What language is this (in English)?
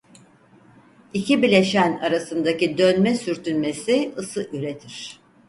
Turkish